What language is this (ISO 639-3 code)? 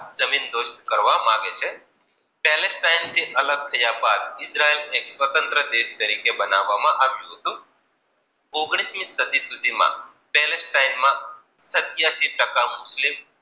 guj